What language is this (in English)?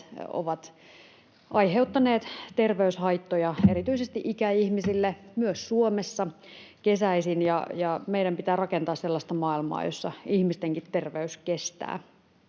Finnish